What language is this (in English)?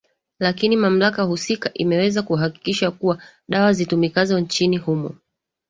Swahili